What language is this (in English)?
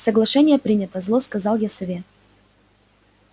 Russian